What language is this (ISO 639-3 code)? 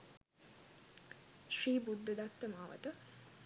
sin